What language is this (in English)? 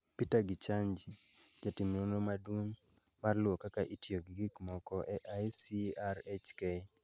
Luo (Kenya and Tanzania)